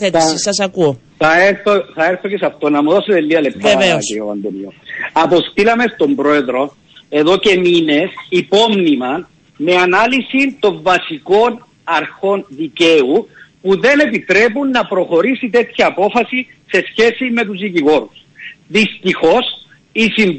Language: Greek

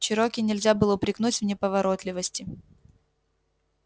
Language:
Russian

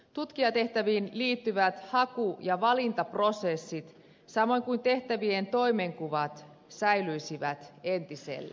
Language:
Finnish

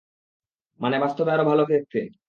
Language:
Bangla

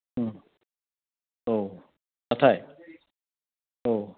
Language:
Bodo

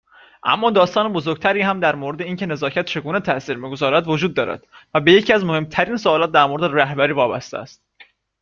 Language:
Persian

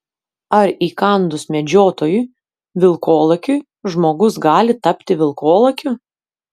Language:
Lithuanian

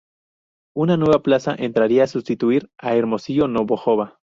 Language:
Spanish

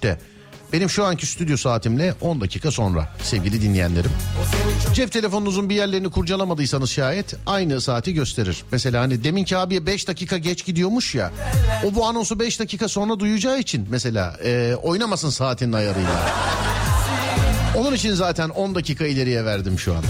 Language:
Turkish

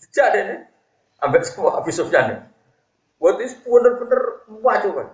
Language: Indonesian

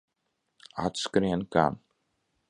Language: Latvian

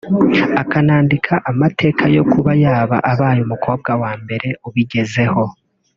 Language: Kinyarwanda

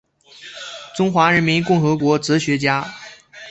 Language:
Chinese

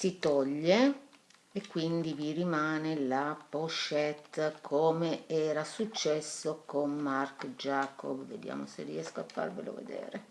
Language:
Italian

